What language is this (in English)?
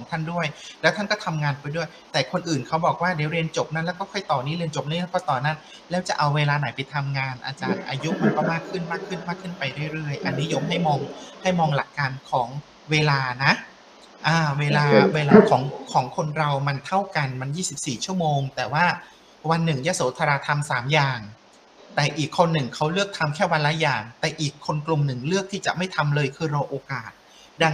Thai